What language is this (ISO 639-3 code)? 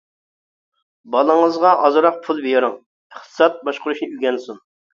uig